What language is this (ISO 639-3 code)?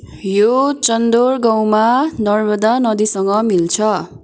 nep